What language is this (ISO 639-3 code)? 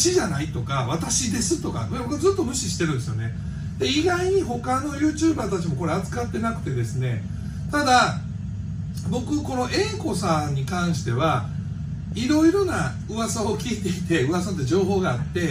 jpn